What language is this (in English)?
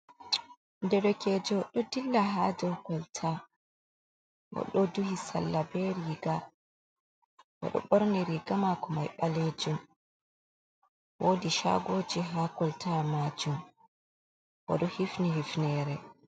Fula